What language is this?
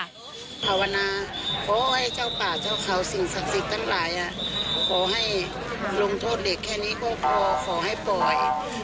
Thai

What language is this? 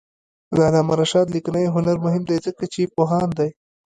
Pashto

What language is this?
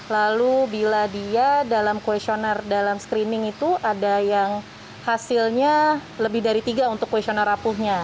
Indonesian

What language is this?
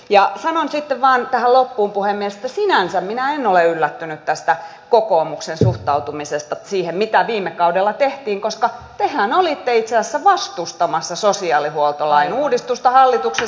Finnish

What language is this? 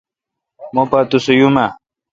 Kalkoti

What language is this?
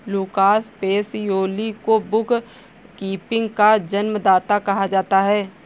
Hindi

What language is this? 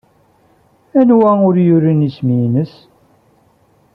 Kabyle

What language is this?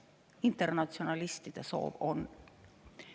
Estonian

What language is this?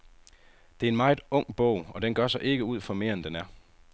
Danish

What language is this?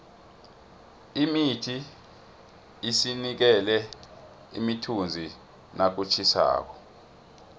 South Ndebele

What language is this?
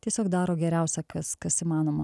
Lithuanian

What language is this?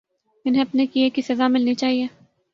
Urdu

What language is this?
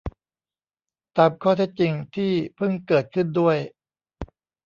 Thai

